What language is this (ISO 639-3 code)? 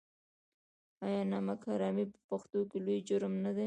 pus